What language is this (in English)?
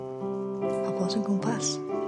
Welsh